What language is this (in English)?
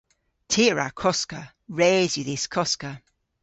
Cornish